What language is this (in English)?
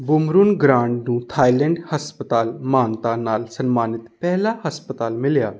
Punjabi